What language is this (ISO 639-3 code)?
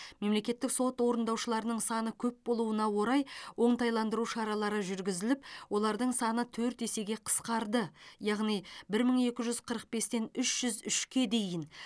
kaz